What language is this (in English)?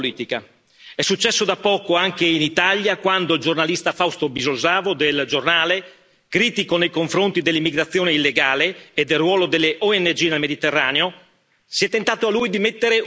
Italian